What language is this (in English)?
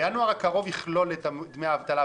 Hebrew